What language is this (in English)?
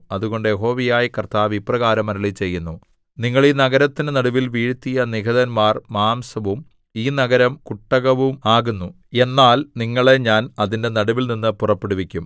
Malayalam